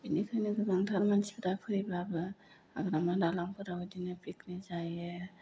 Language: Bodo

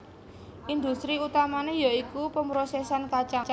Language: Javanese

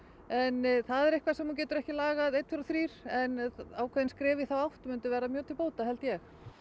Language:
Icelandic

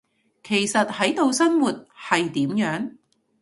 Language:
Cantonese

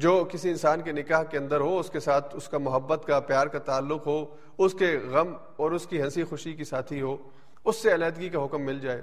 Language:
Urdu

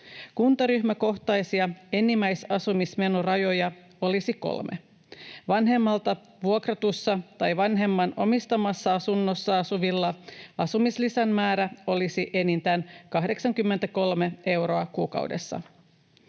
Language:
Finnish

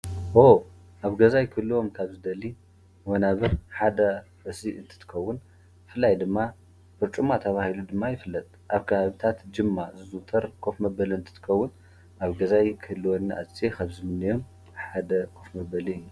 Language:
Tigrinya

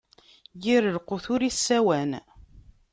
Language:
Kabyle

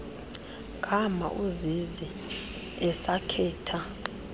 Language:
Xhosa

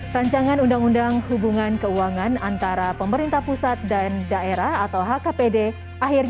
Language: Indonesian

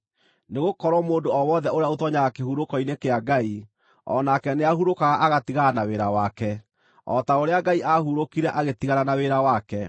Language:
Kikuyu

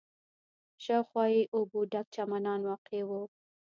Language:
Pashto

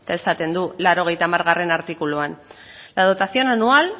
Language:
Basque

